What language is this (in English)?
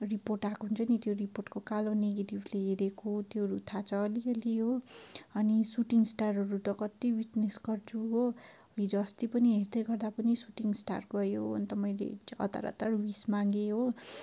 Nepali